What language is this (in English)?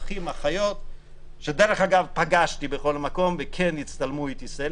Hebrew